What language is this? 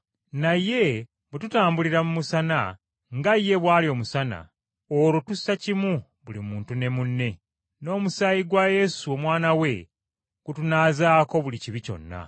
Ganda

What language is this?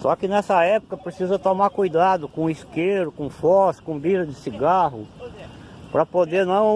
Portuguese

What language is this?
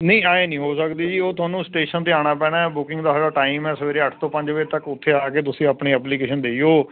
Punjabi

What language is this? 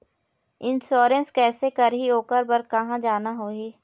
Chhattisgarhi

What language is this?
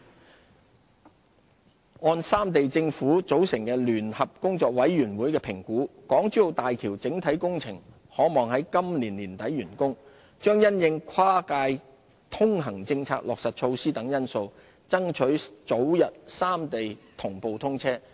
Cantonese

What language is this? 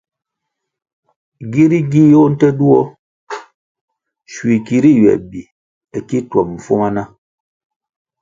Kwasio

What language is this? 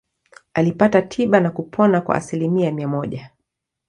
Swahili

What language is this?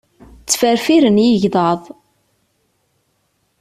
Kabyle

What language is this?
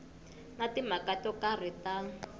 Tsonga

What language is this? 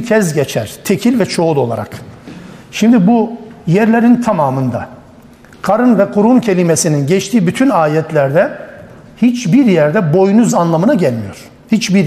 Turkish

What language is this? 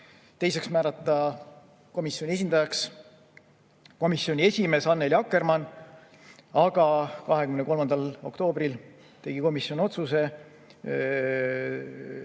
Estonian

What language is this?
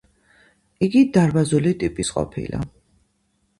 Georgian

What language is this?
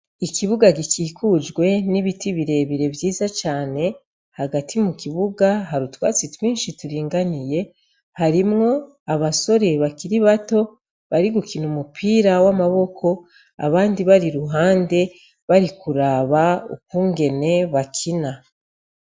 Rundi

